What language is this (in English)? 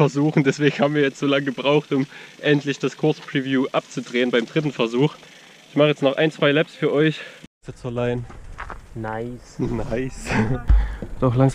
German